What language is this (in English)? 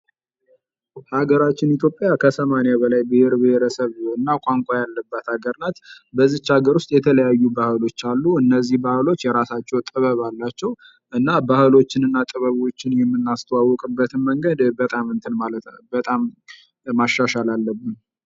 Amharic